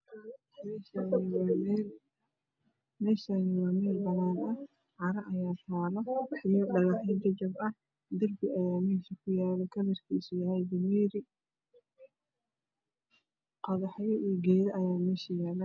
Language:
Somali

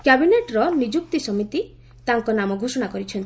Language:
Odia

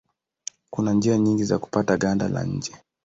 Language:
Swahili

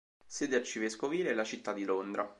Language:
Italian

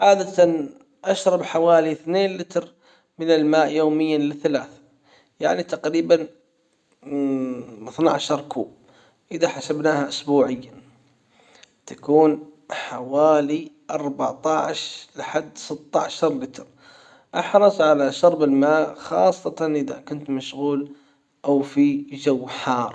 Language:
Hijazi Arabic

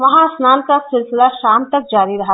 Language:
Hindi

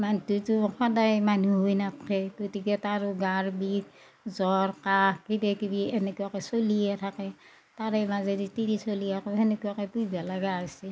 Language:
Assamese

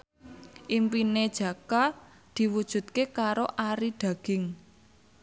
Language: Javanese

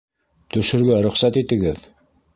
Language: Bashkir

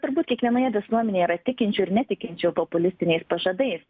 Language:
Lithuanian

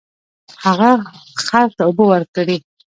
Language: Pashto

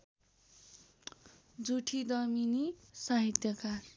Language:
Nepali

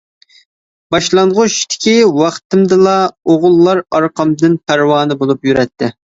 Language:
Uyghur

